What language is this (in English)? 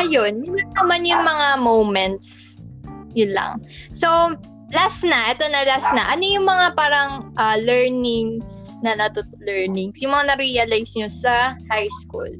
Filipino